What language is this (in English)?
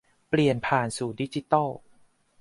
Thai